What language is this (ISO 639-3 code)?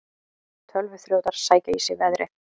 isl